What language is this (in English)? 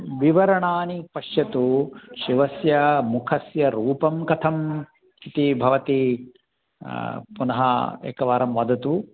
Sanskrit